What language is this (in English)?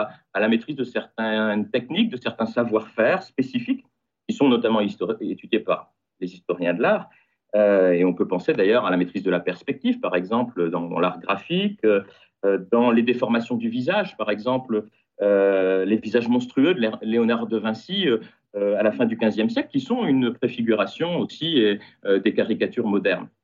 French